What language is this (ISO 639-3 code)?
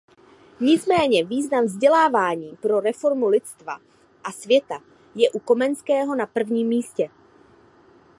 ces